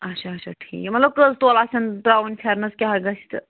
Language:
Kashmiri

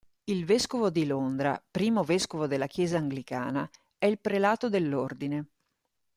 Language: Italian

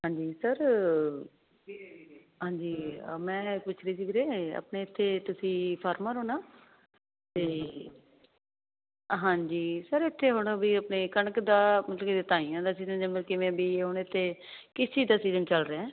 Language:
Punjabi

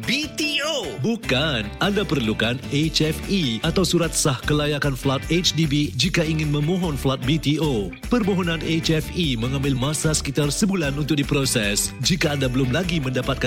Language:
Malay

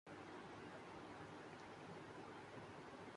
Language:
Urdu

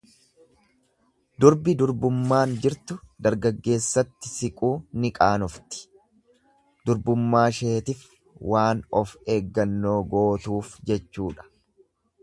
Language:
Oromo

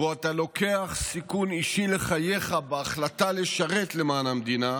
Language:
Hebrew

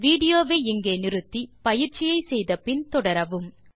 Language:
Tamil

